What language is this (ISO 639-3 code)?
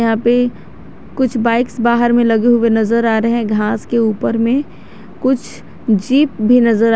hin